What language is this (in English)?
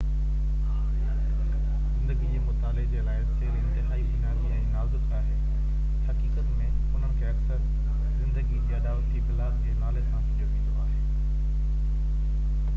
Sindhi